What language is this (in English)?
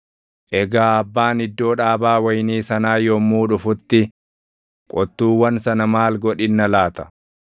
Oromo